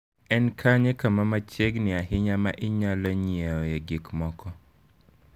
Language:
Luo (Kenya and Tanzania)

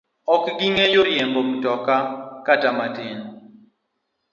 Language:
Luo (Kenya and Tanzania)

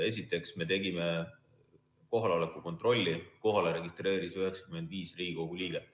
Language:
Estonian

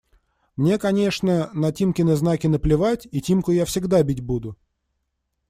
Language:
Russian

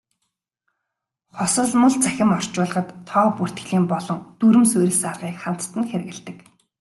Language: Mongolian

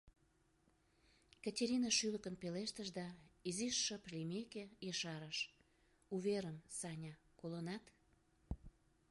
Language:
Mari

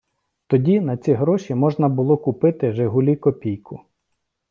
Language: Ukrainian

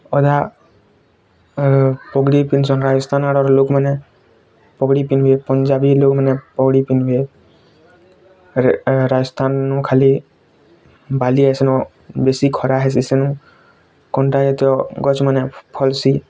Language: Odia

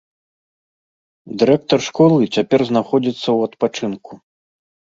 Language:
Belarusian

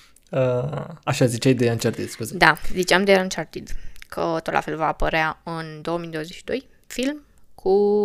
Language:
Romanian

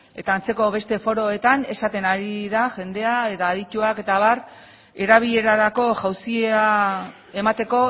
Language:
Basque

